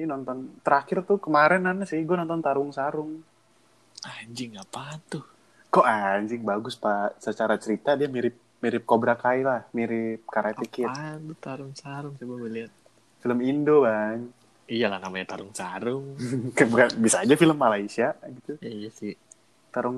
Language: Indonesian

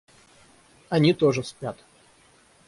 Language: Russian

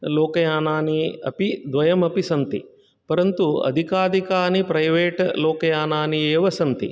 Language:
Sanskrit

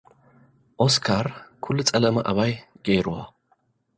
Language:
Tigrinya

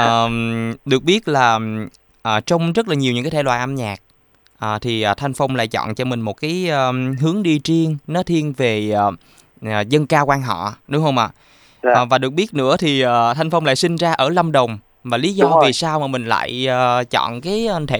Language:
Vietnamese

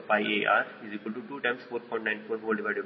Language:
Kannada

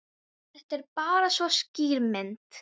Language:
Icelandic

